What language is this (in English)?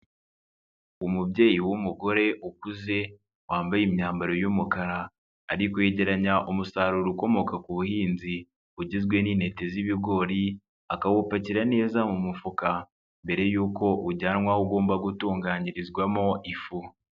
Kinyarwanda